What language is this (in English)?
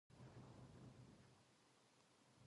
Japanese